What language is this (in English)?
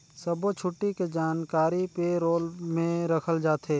Chhattisgarhi